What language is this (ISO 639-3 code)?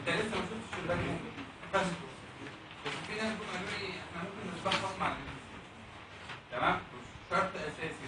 ara